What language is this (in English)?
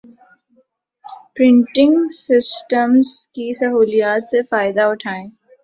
Urdu